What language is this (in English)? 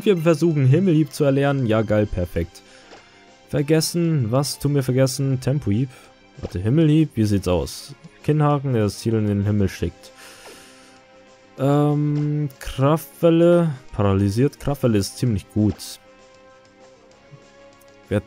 German